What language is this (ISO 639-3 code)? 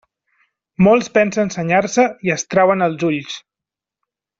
cat